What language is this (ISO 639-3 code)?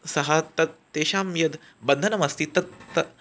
san